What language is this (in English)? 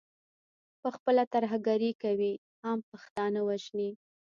Pashto